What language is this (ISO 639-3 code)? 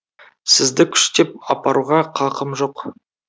kaz